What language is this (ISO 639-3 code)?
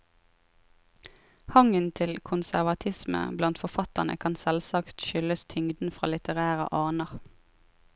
nor